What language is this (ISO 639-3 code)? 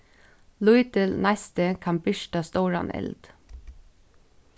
fao